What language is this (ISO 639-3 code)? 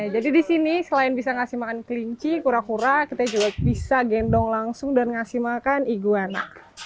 ind